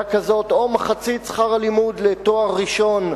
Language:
Hebrew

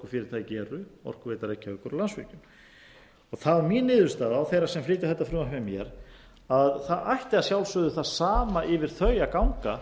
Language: Icelandic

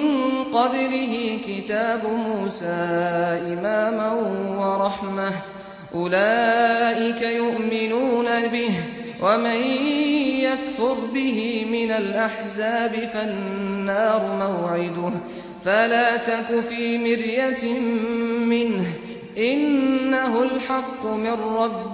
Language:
Arabic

